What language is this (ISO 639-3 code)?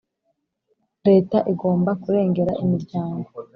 kin